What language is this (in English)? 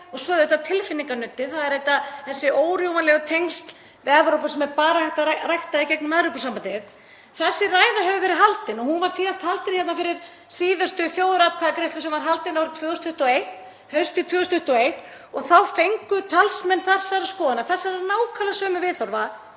Icelandic